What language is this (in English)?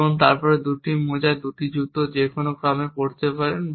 Bangla